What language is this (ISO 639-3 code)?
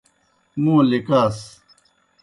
plk